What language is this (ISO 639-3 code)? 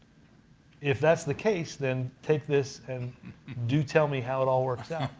eng